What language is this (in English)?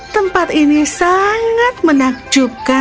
Indonesian